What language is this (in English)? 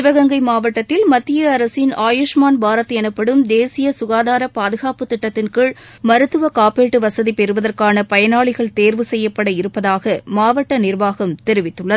Tamil